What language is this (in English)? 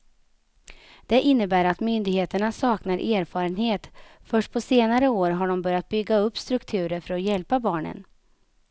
Swedish